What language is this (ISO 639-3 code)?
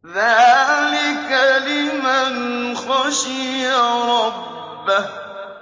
ara